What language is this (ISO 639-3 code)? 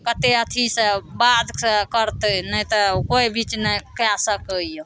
mai